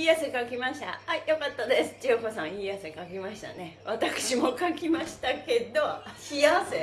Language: Japanese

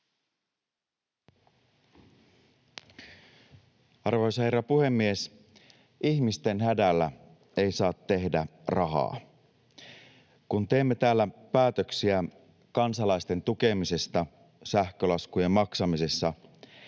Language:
Finnish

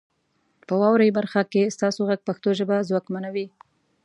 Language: Pashto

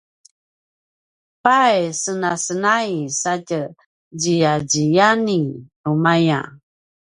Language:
Paiwan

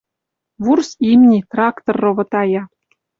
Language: Western Mari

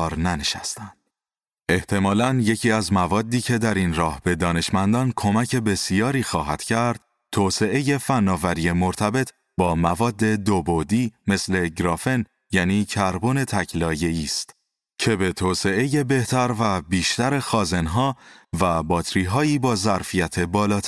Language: Persian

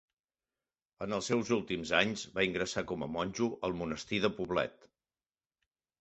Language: Catalan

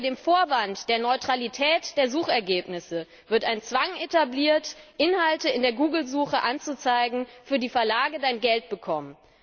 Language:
German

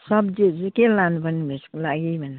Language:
Nepali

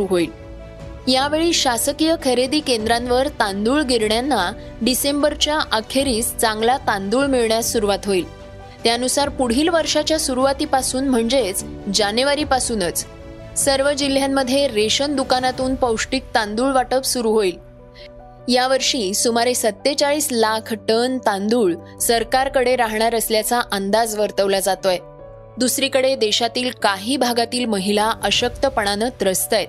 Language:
Marathi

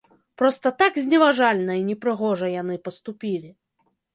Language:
Belarusian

